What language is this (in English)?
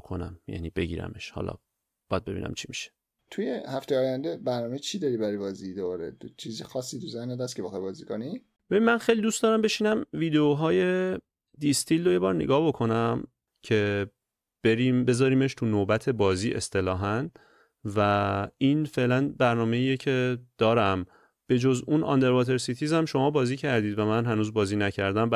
Persian